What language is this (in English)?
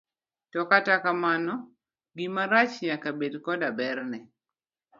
Luo (Kenya and Tanzania)